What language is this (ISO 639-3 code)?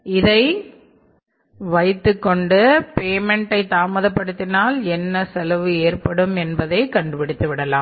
tam